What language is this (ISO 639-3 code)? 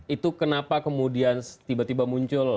ind